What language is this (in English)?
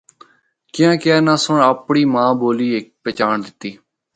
Northern Hindko